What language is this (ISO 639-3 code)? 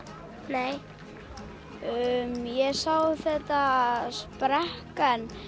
isl